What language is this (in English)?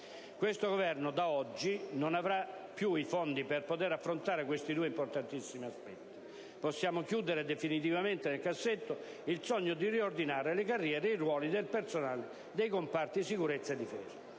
Italian